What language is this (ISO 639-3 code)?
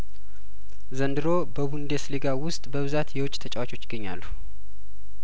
amh